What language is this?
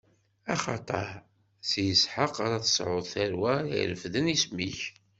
Kabyle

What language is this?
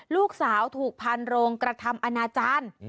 Thai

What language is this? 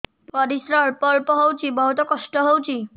Odia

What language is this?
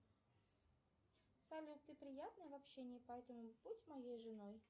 Russian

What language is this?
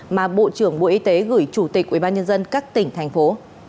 Vietnamese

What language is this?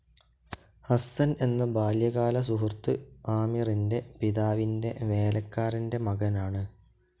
Malayalam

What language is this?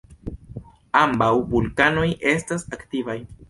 Esperanto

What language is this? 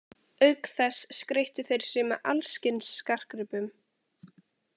Icelandic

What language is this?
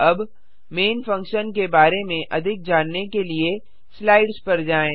Hindi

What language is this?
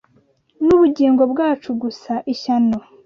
Kinyarwanda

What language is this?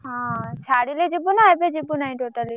Odia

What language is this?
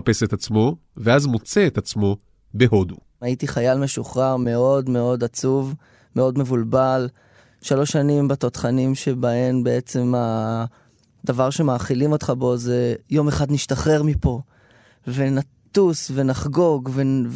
Hebrew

